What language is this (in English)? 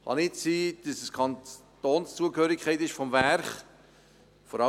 Swiss German